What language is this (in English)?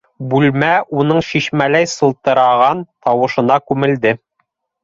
Bashkir